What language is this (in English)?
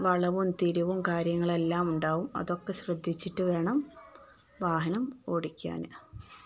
Malayalam